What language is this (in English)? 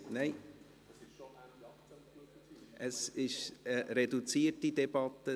Swiss German